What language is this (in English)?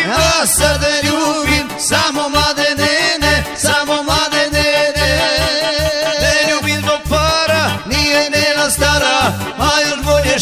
Arabic